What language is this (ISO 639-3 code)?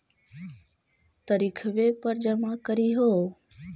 mag